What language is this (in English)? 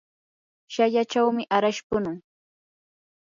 Yanahuanca Pasco Quechua